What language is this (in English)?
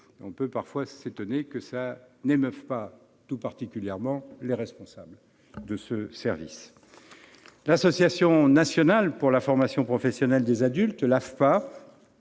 French